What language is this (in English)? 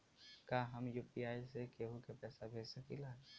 Bhojpuri